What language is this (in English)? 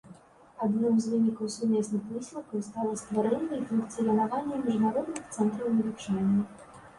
Belarusian